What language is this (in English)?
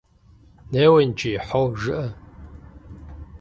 Kabardian